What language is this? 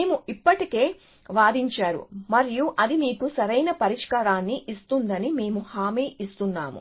Telugu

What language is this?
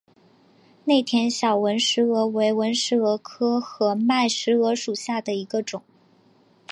Chinese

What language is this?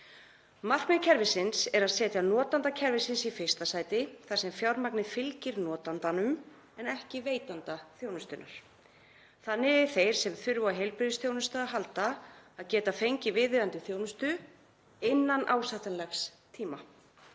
Icelandic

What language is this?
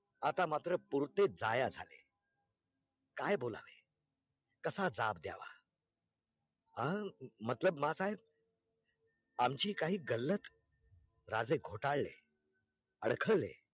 Marathi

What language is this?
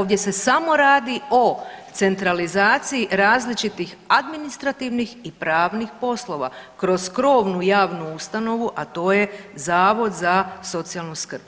Croatian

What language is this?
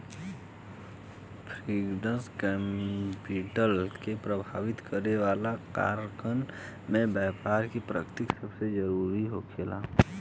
Bhojpuri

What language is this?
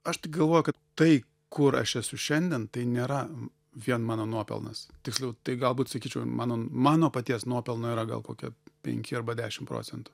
Lithuanian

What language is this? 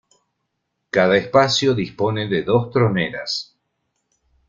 Spanish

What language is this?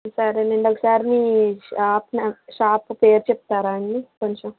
Telugu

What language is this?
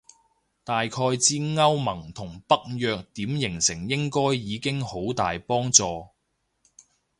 Cantonese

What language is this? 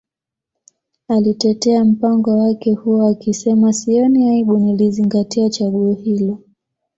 Swahili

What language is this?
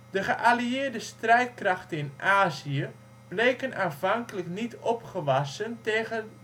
Dutch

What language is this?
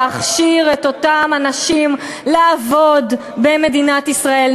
Hebrew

